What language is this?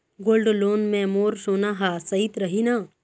Chhattisgarhi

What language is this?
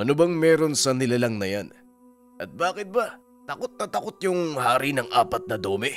Filipino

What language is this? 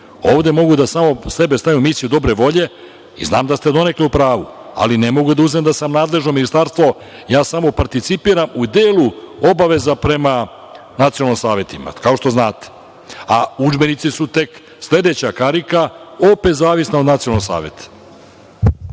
Serbian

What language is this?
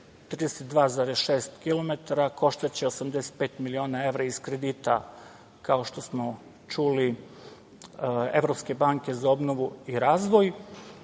Serbian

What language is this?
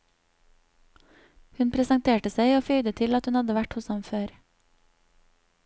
Norwegian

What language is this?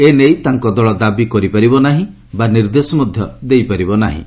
Odia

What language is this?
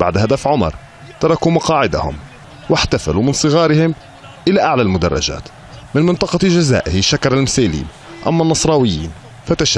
Arabic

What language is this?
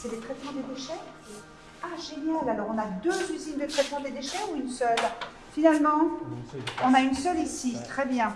French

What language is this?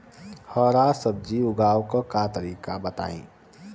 Bhojpuri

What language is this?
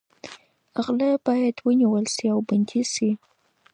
Pashto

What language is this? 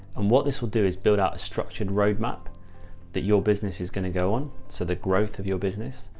English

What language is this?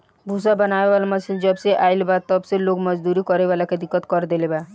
Bhojpuri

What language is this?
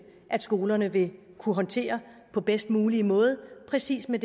Danish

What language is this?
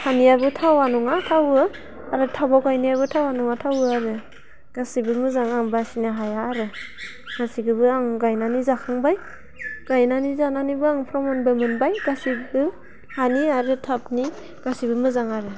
Bodo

